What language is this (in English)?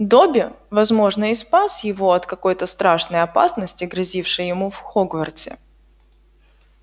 Russian